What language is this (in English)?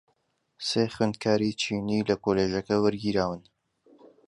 Central Kurdish